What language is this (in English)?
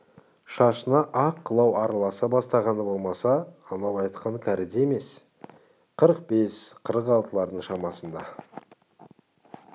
Kazakh